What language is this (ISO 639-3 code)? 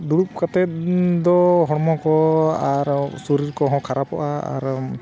sat